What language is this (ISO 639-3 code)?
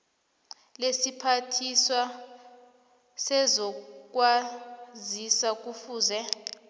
nbl